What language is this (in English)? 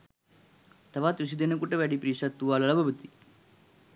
Sinhala